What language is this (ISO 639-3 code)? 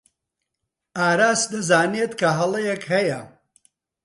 ckb